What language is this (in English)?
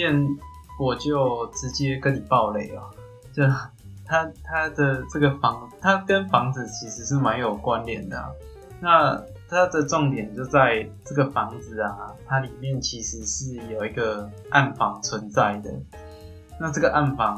Chinese